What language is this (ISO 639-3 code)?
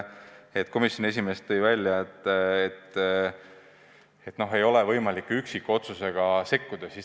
est